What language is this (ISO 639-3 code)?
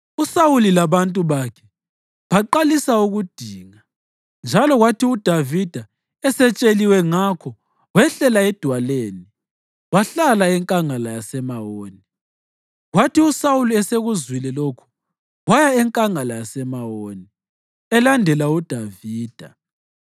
nde